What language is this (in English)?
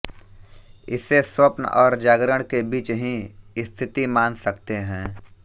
Hindi